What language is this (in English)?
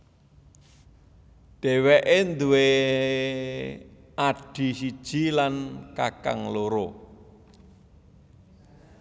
Javanese